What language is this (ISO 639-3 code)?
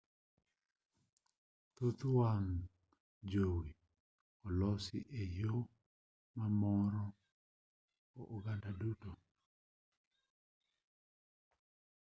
luo